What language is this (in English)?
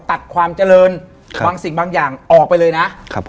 Thai